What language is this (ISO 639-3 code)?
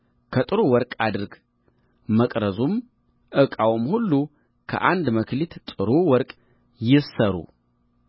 amh